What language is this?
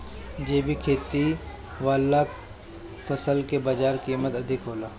Bhojpuri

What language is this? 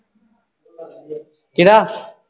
Punjabi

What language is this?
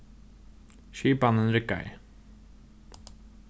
Faroese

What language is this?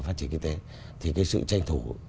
Vietnamese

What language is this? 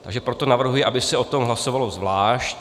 Czech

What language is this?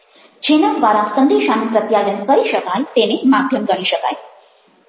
Gujarati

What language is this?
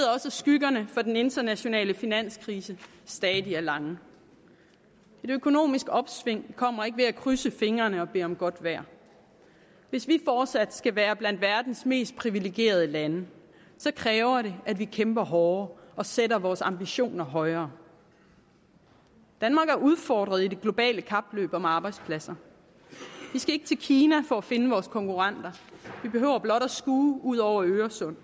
Danish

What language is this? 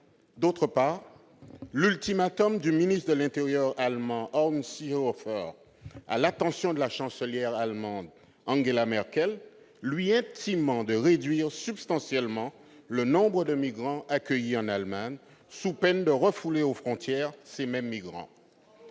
French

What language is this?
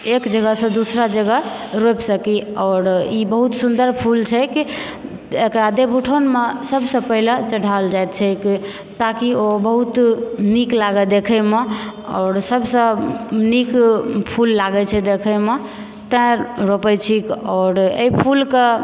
Maithili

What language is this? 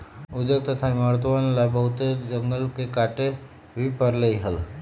Magahi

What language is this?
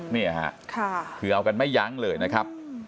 Thai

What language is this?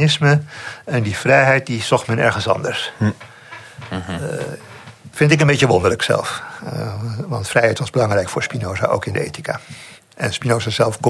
Dutch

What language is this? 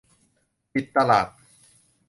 Thai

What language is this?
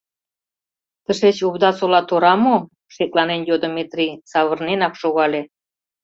Mari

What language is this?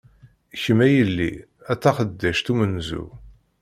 Kabyle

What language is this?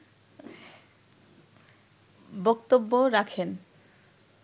Bangla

